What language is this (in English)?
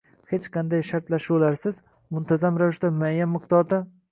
Uzbek